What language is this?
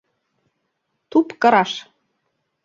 Mari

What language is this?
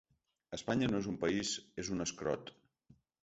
Catalan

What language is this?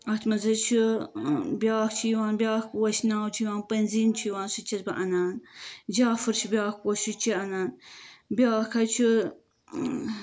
Kashmiri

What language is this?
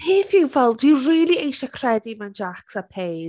Welsh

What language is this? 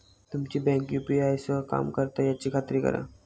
Marathi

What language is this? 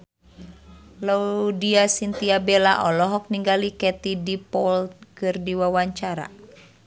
Sundanese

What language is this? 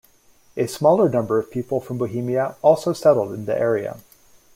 English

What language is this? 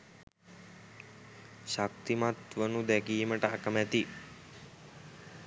Sinhala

